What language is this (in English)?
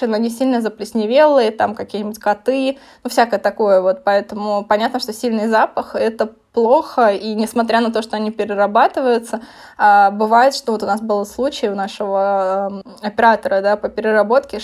Russian